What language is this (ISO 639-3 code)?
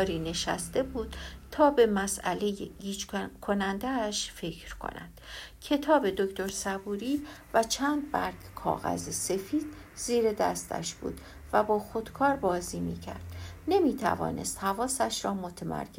fas